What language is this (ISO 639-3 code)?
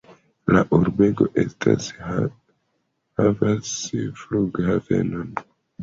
epo